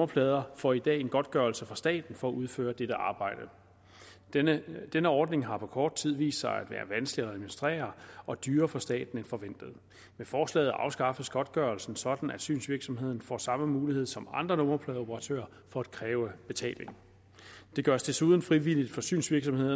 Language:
Danish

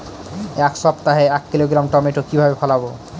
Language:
Bangla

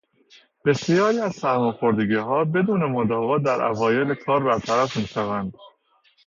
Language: Persian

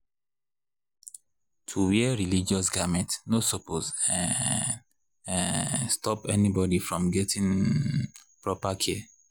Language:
Nigerian Pidgin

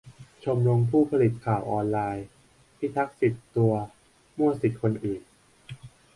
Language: Thai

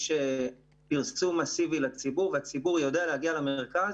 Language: Hebrew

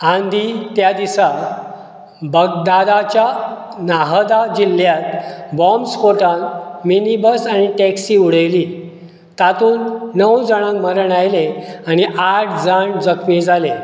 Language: Konkani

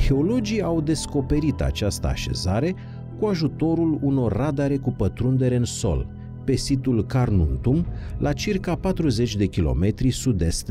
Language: Romanian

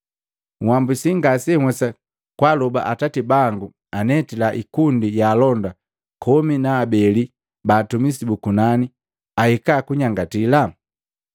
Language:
Matengo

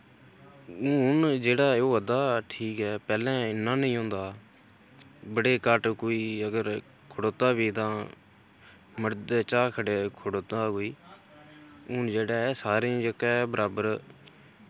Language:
Dogri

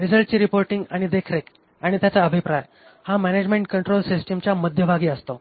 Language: Marathi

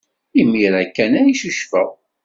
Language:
Kabyle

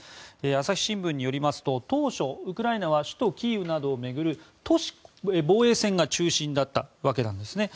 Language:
Japanese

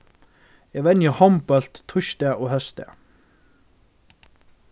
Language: Faroese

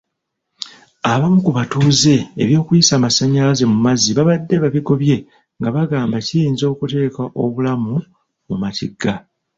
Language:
Ganda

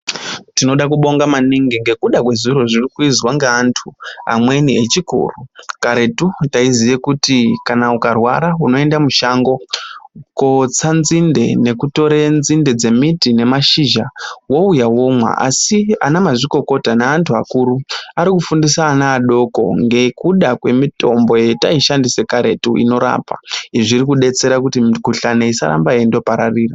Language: Ndau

